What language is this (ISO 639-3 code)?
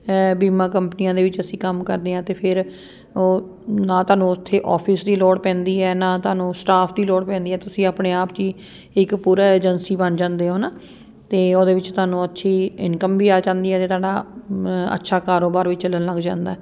pan